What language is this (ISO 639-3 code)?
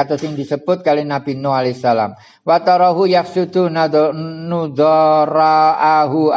ind